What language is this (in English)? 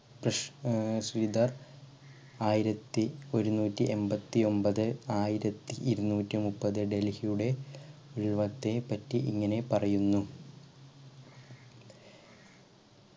Malayalam